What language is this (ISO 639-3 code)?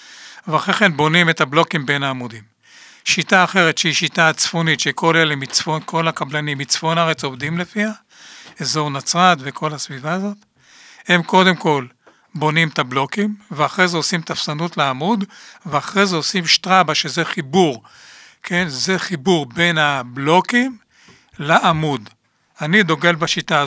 heb